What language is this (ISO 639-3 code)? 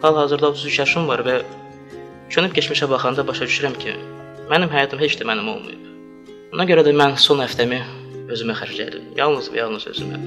tur